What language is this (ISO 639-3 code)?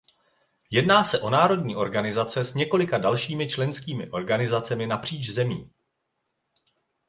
ces